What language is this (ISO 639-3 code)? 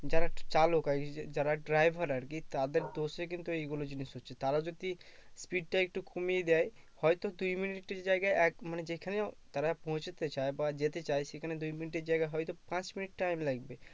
ben